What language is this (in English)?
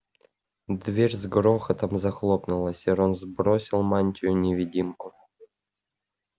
Russian